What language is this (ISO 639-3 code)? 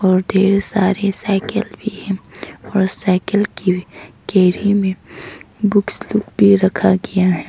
hin